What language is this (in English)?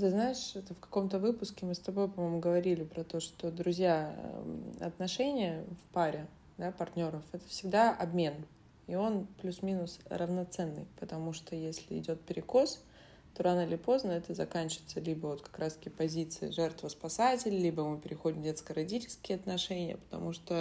Russian